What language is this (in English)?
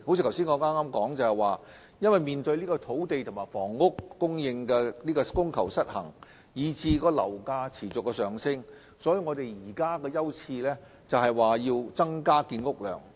Cantonese